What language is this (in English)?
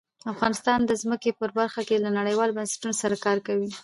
Pashto